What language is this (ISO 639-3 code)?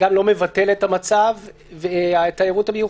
heb